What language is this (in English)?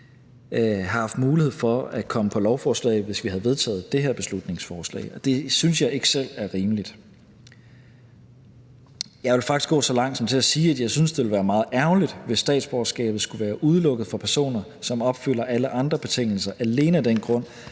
Danish